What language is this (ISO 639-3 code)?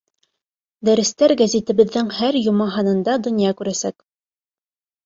bak